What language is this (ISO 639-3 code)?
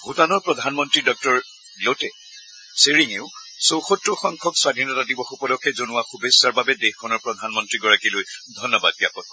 asm